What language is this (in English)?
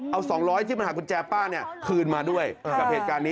Thai